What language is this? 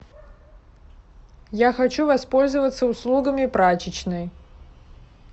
Russian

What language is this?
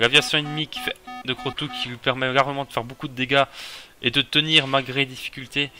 French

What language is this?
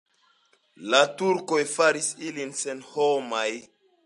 Esperanto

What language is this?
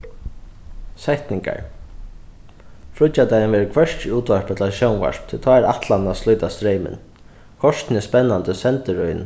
Faroese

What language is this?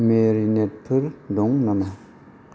Bodo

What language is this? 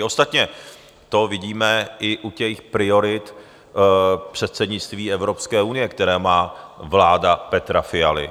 Czech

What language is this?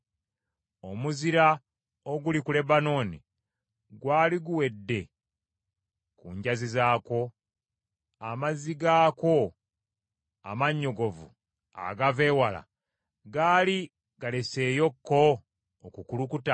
Ganda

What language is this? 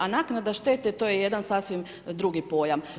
Croatian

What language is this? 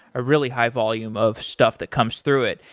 English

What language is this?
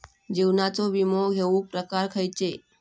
Marathi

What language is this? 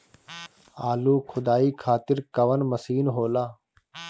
Bhojpuri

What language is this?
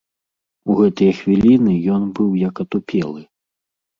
Belarusian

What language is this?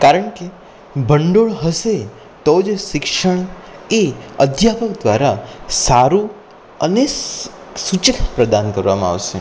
Gujarati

